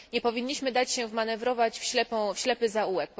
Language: Polish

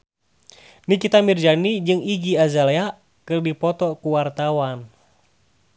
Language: Sundanese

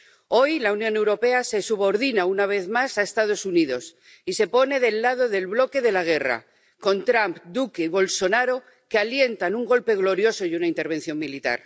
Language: Spanish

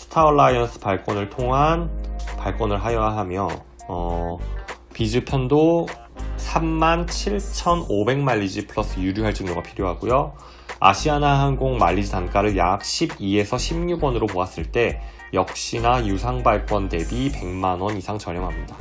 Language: Korean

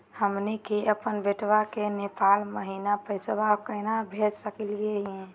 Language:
Magahi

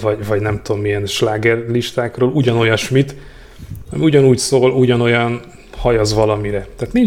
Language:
Hungarian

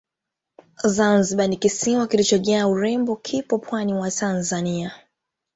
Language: Swahili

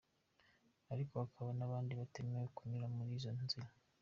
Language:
Kinyarwanda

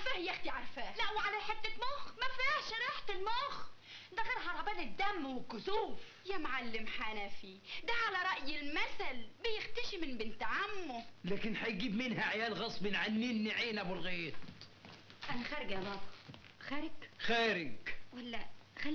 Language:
Arabic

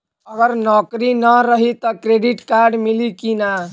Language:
Bhojpuri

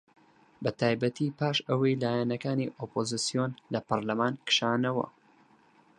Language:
Central Kurdish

